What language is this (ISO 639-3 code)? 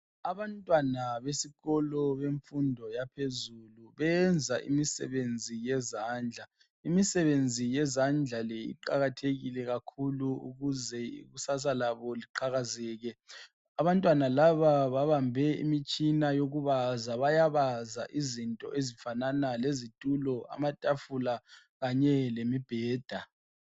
nde